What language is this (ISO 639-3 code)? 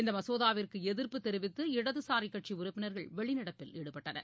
tam